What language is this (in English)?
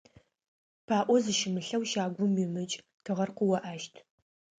Adyghe